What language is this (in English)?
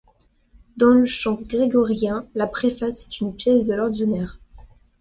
French